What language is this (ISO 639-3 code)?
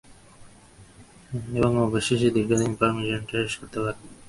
ben